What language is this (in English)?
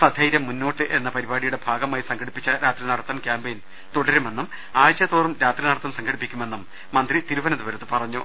Malayalam